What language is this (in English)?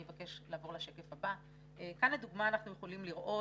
Hebrew